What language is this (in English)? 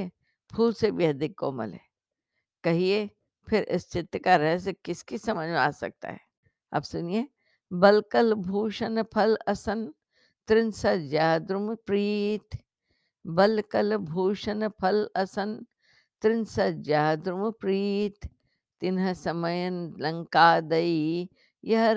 Hindi